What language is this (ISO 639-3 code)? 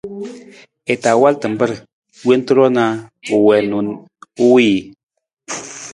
nmz